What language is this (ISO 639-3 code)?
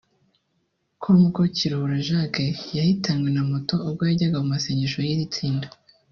kin